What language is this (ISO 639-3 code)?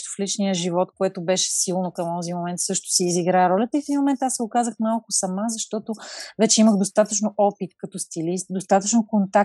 bul